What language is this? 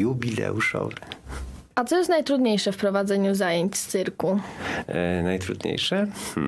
Polish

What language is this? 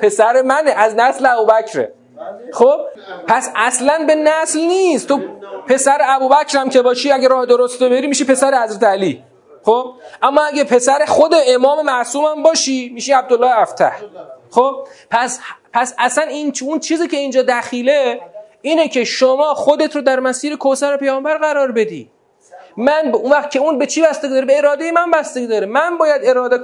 Persian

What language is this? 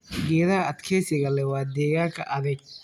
Somali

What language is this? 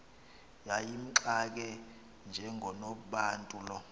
Xhosa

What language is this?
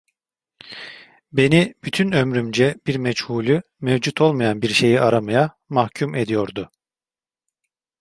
Turkish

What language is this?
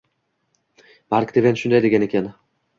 Uzbek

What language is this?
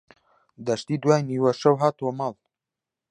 Central Kurdish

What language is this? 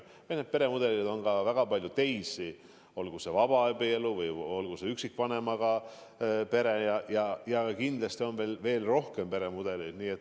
Estonian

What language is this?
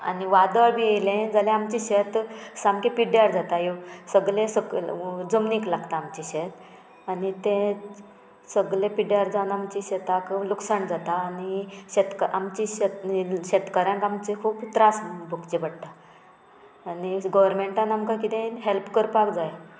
Konkani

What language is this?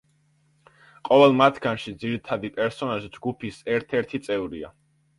Georgian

